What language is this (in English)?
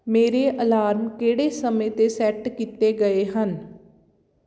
Punjabi